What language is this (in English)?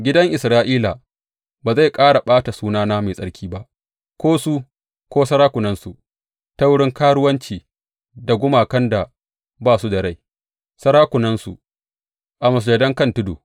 Hausa